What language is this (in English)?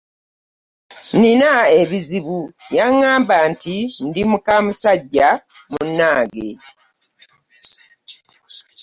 Ganda